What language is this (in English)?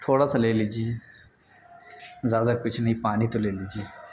Urdu